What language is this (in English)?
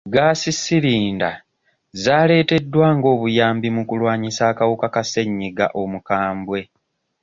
Ganda